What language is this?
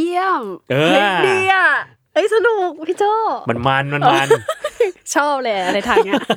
Thai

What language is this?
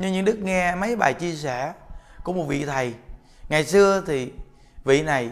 Vietnamese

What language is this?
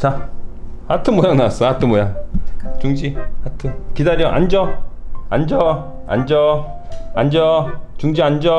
Korean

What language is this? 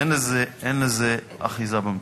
Hebrew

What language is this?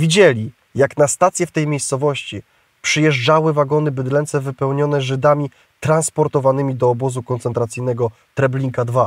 Polish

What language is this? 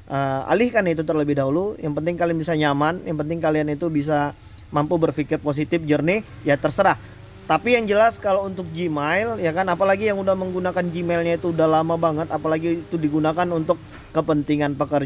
Indonesian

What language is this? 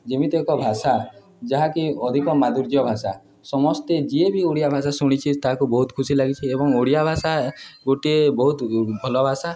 Odia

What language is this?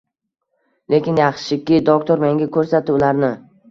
Uzbek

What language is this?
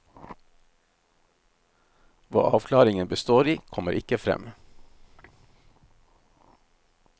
Norwegian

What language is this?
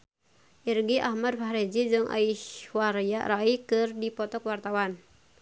Sundanese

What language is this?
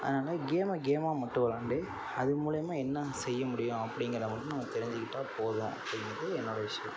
Tamil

